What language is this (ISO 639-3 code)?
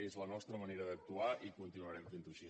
cat